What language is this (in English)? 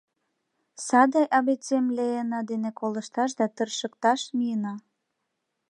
Mari